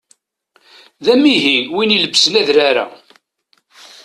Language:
Kabyle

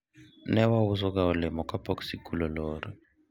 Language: Luo (Kenya and Tanzania)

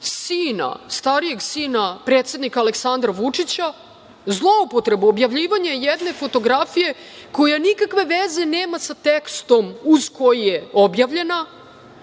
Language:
Serbian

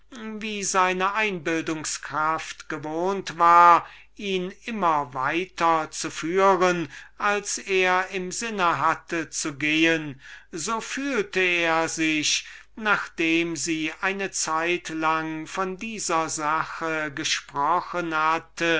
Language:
German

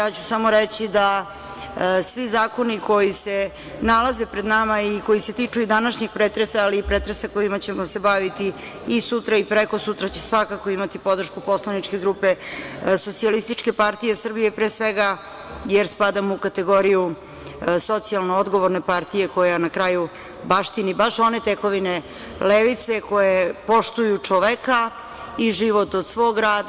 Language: Serbian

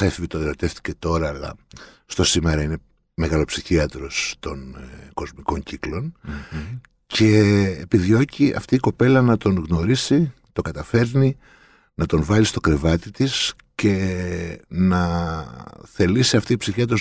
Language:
Greek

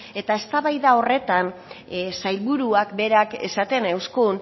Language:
Basque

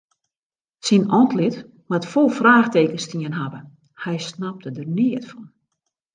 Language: Western Frisian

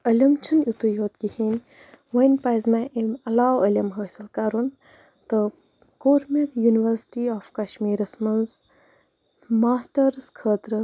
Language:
Kashmiri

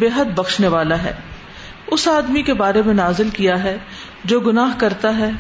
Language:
Urdu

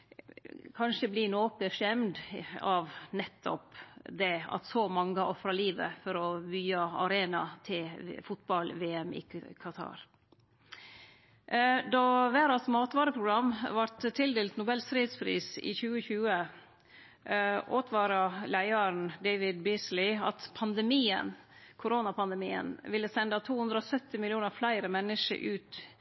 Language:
Norwegian Nynorsk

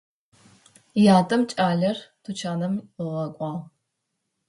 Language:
Adyghe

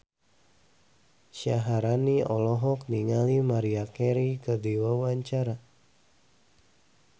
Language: Sundanese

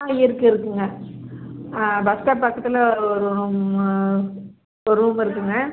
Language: Tamil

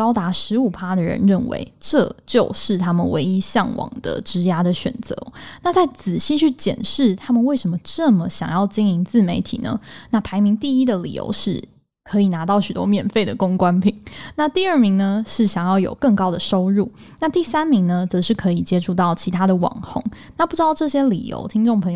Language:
Chinese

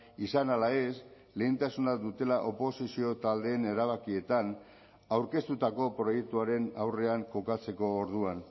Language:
Basque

